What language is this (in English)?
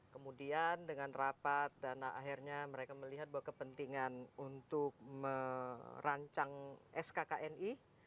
Indonesian